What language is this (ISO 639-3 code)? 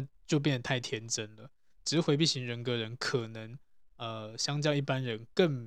zho